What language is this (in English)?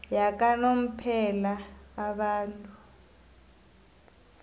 South Ndebele